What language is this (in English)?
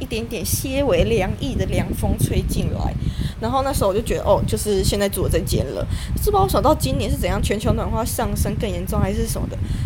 Chinese